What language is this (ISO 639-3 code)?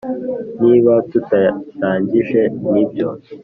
kin